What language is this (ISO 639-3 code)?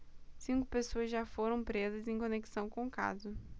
por